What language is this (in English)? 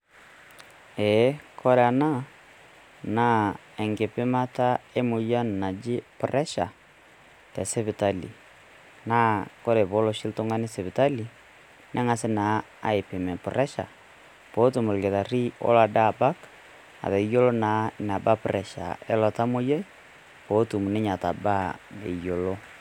Masai